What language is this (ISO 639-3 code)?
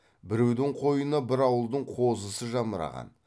kaz